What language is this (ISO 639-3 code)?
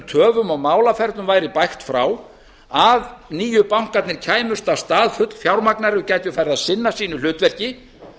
isl